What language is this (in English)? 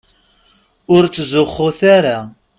Kabyle